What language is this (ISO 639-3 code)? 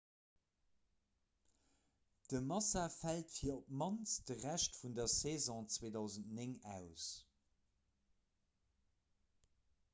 ltz